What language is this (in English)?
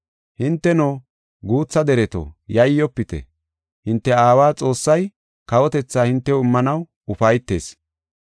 Gofa